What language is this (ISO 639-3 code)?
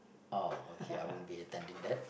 eng